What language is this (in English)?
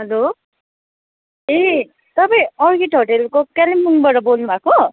Nepali